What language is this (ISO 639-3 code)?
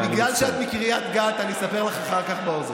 heb